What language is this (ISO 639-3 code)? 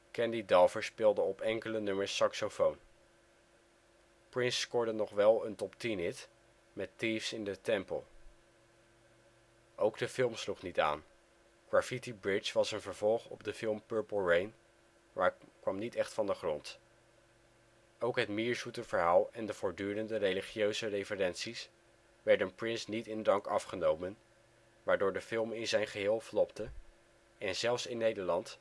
nld